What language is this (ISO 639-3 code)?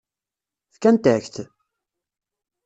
kab